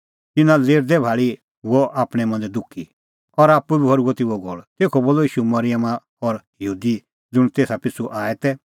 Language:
Kullu Pahari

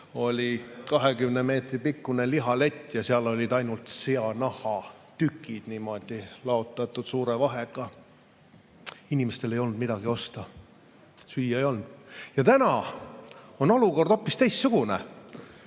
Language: Estonian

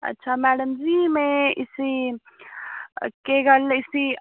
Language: Dogri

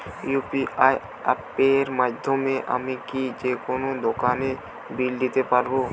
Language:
Bangla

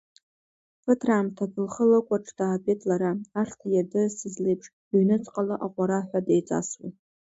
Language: Abkhazian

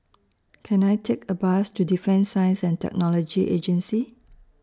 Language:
English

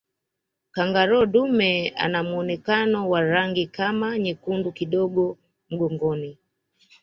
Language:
Swahili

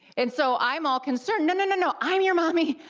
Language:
English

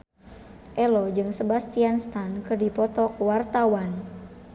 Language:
Sundanese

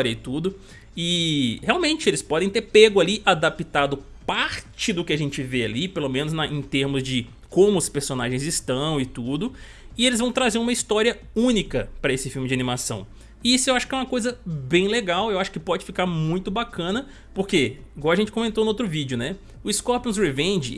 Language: Portuguese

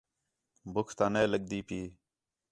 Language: Khetrani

